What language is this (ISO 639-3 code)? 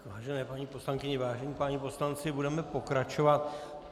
ces